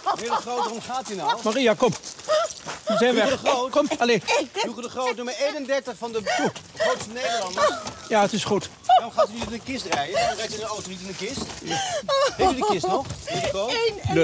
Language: Dutch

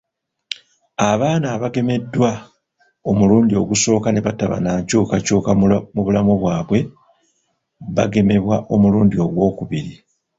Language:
Ganda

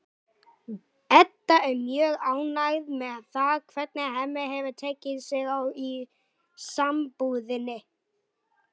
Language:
Icelandic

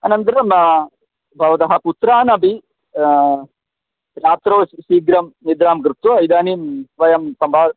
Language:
Sanskrit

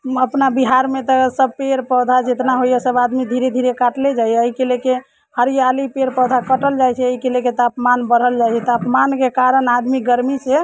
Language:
Maithili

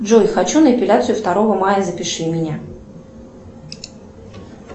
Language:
Russian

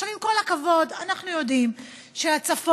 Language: Hebrew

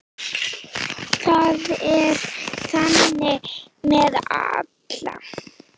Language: Icelandic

